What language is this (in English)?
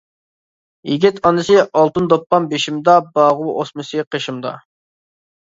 Uyghur